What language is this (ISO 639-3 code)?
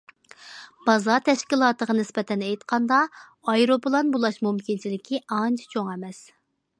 uig